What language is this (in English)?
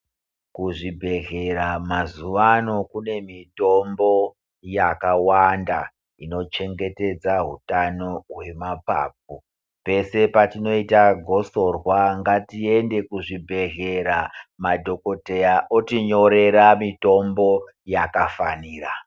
Ndau